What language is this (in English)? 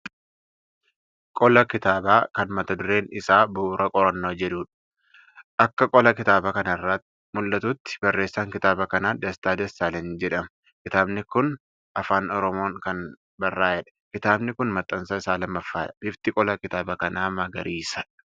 Oromo